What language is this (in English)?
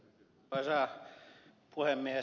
Finnish